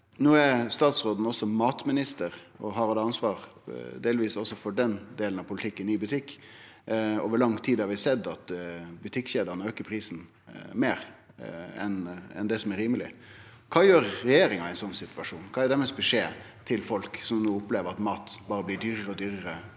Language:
Norwegian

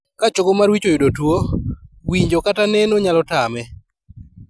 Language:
Luo (Kenya and Tanzania)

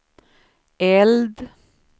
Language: Swedish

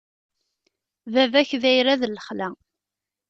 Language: Kabyle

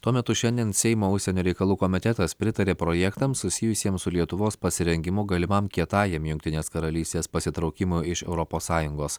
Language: Lithuanian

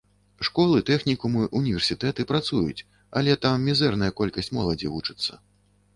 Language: Belarusian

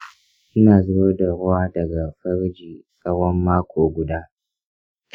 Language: Hausa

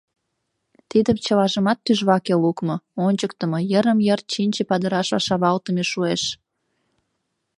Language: Mari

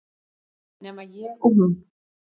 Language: Icelandic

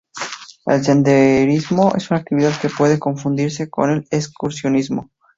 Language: Spanish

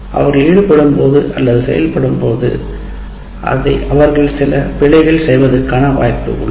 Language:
Tamil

